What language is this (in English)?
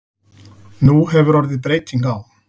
Icelandic